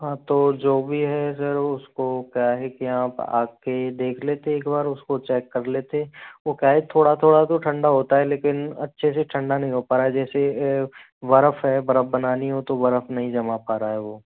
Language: Hindi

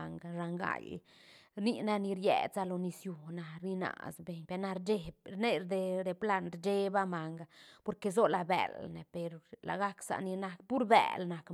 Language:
Santa Catarina Albarradas Zapotec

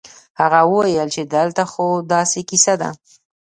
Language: Pashto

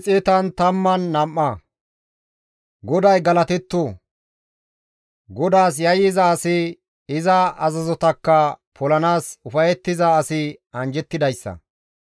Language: Gamo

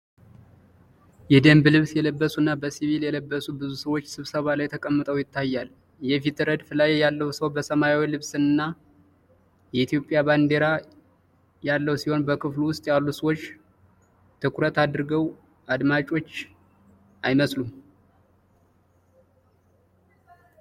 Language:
Amharic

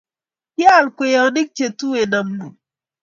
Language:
Kalenjin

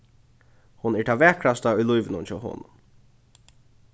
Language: Faroese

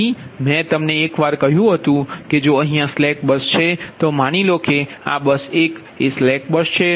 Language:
Gujarati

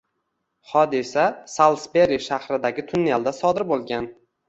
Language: Uzbek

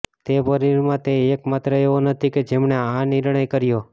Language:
Gujarati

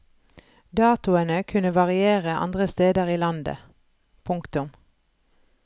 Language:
Norwegian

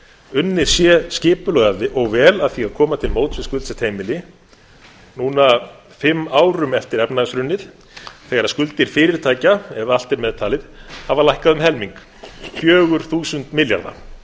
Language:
Icelandic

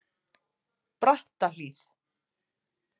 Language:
Icelandic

